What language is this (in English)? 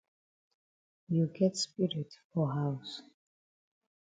Cameroon Pidgin